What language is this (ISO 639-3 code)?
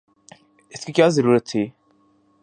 urd